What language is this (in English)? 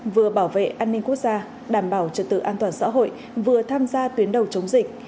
Vietnamese